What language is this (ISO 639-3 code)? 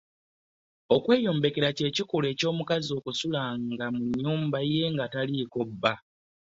lug